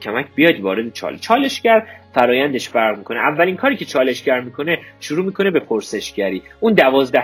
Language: Persian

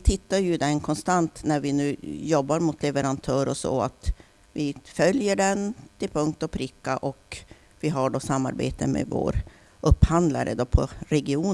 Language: Swedish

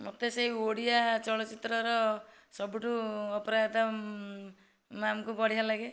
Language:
Odia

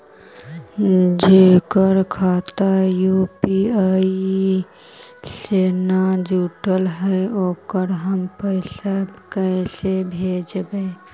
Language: Magahi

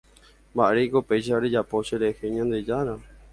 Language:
Guarani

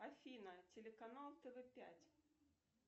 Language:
Russian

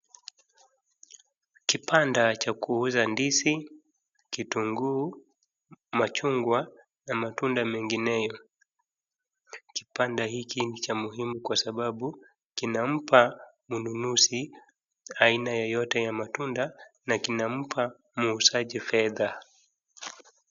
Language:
Swahili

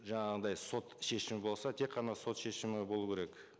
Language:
Kazakh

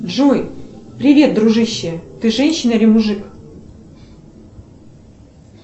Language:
Russian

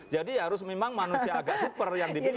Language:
Indonesian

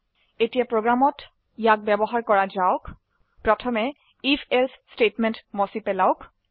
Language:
Assamese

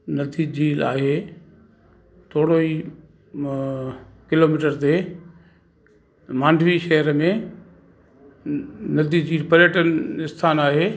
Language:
Sindhi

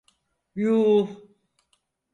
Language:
Turkish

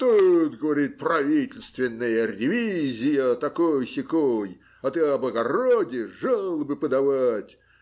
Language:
Russian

